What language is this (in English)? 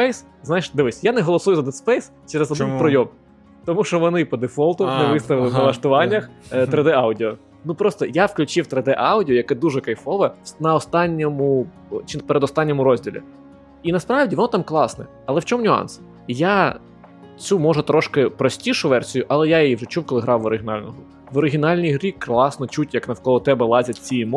Ukrainian